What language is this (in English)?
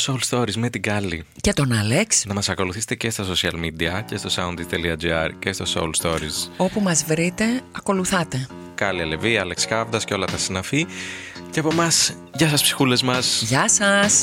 Greek